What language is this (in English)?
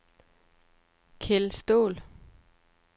Danish